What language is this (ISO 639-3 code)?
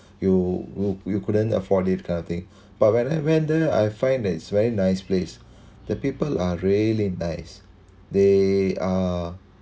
eng